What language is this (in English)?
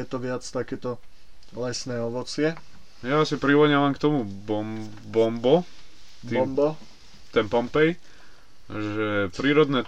Slovak